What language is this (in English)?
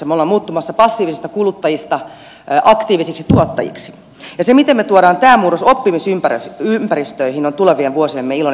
Finnish